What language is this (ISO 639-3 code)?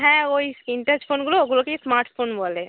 ben